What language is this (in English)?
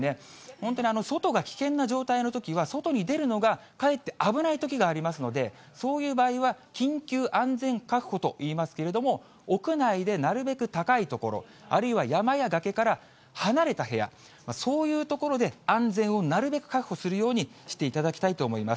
Japanese